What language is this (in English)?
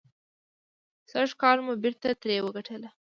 Pashto